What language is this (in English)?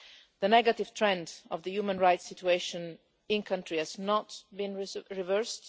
English